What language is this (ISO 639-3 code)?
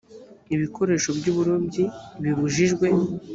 kin